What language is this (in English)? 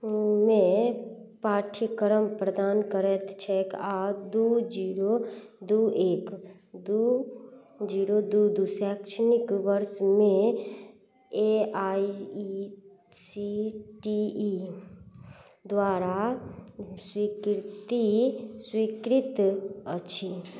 Maithili